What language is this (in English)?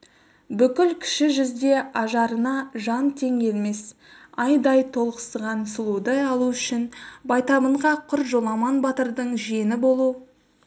Kazakh